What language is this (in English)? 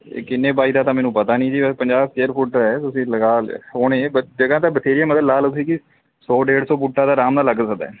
Punjabi